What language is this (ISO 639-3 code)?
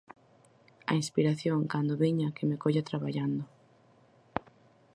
glg